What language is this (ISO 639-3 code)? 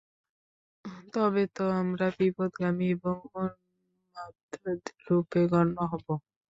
ben